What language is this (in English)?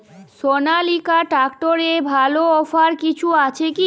Bangla